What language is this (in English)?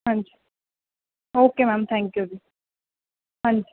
Punjabi